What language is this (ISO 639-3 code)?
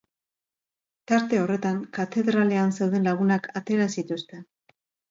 eus